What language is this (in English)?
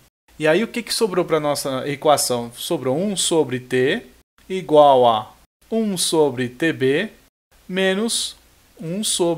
Portuguese